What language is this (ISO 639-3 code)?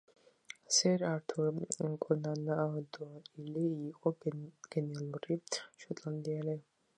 kat